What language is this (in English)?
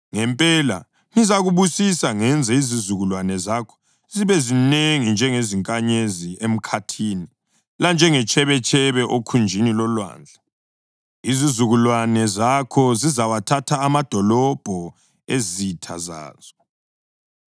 North Ndebele